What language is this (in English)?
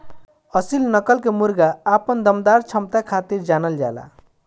Bhojpuri